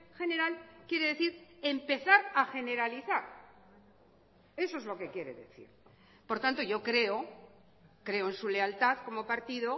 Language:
Spanish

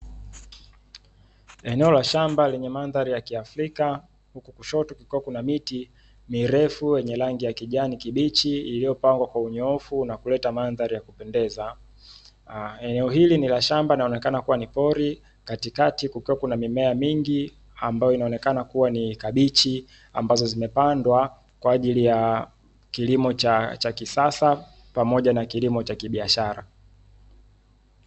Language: Swahili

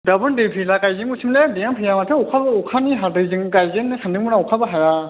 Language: Bodo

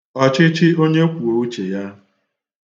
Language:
Igbo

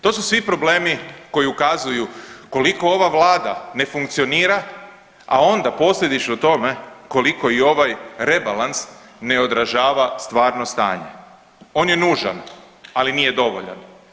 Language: Croatian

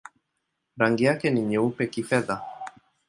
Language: Swahili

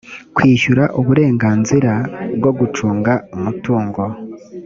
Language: Kinyarwanda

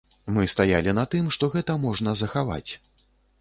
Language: Belarusian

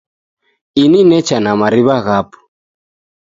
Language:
Taita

